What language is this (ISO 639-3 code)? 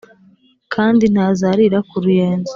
kin